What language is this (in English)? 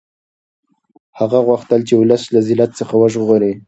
Pashto